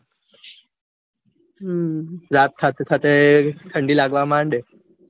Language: Gujarati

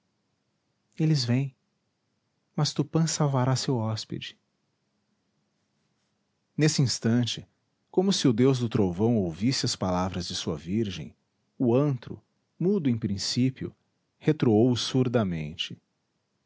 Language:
Portuguese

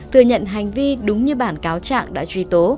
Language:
Vietnamese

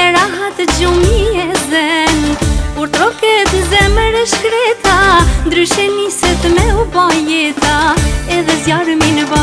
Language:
Romanian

